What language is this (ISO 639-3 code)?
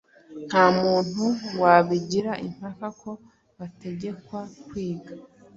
kin